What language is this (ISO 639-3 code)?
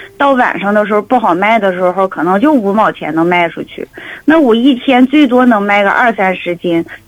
zho